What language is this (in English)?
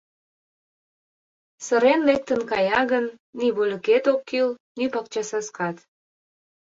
Mari